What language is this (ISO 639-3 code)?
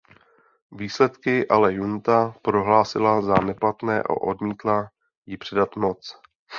ces